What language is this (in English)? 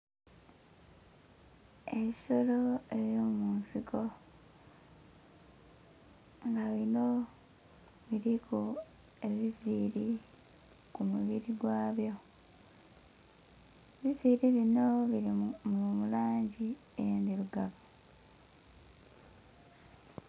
Soga